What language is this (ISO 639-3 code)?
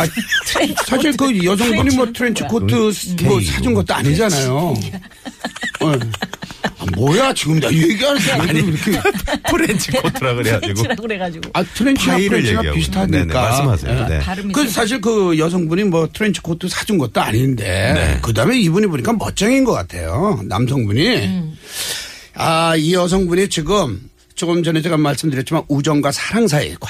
kor